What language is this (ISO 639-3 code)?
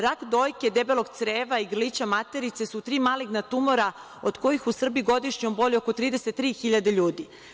srp